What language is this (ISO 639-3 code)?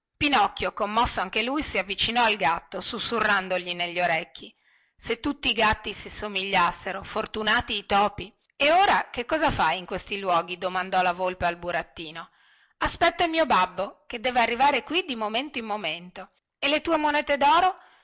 ita